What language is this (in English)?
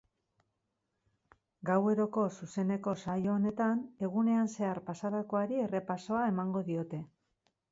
Basque